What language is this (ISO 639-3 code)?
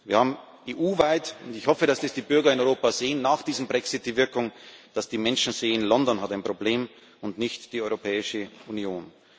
deu